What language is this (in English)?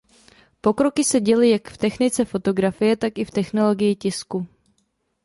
Czech